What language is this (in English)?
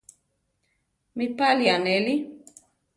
Central Tarahumara